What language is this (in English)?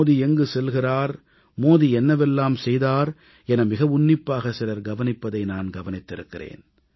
Tamil